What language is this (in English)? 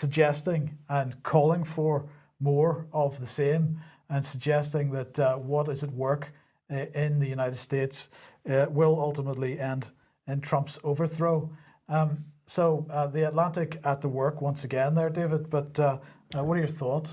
English